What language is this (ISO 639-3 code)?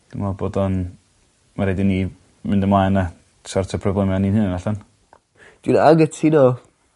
cym